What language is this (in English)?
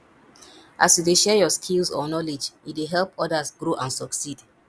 Nigerian Pidgin